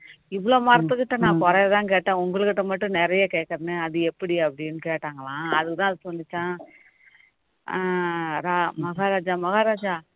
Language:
Tamil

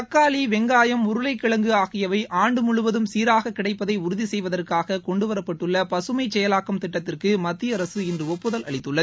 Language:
Tamil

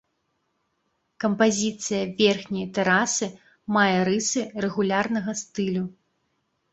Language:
Belarusian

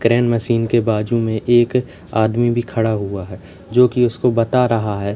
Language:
Hindi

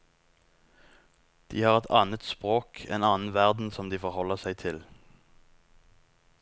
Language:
Norwegian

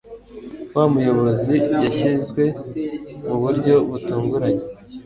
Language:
Kinyarwanda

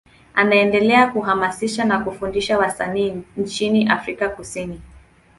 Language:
Swahili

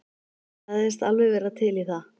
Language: Icelandic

